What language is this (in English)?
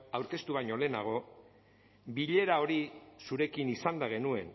Basque